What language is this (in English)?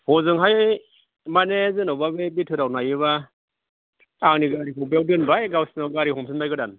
Bodo